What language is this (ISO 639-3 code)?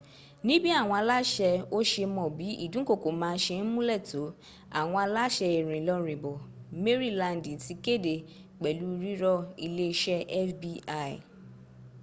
yor